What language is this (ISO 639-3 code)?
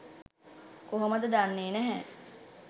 sin